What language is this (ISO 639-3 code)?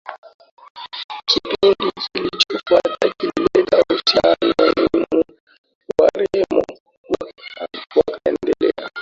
swa